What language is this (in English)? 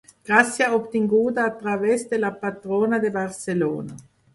Catalan